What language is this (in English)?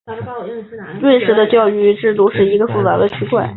Chinese